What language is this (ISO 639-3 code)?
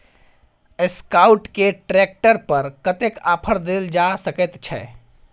mai